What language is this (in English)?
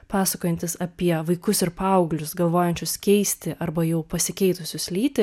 Lithuanian